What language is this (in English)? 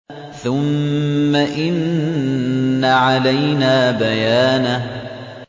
Arabic